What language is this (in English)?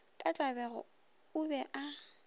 Northern Sotho